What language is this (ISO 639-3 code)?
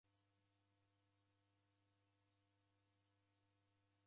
dav